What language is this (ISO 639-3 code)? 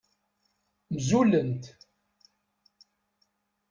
kab